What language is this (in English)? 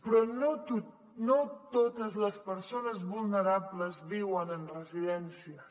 Catalan